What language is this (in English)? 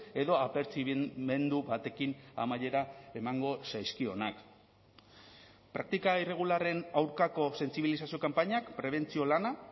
Basque